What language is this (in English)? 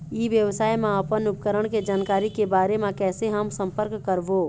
Chhattisgarhi